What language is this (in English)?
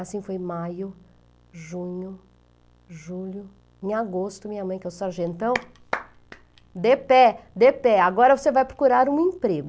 Portuguese